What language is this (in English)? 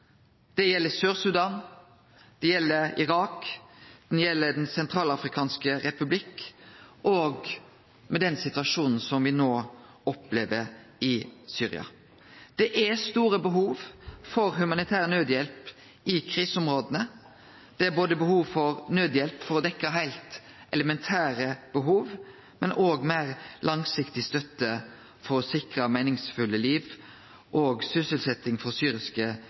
Norwegian Nynorsk